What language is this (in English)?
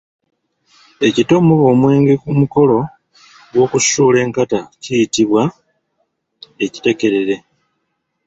Ganda